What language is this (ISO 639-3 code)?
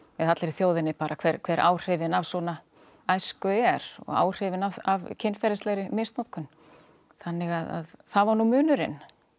isl